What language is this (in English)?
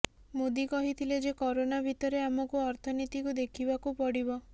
Odia